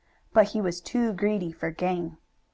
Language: English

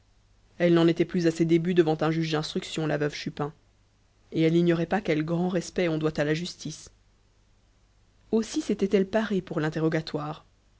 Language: French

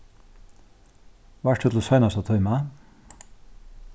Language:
Faroese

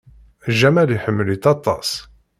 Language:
Kabyle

